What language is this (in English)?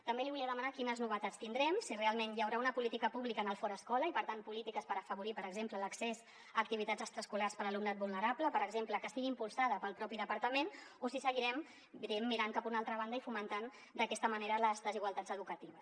Catalan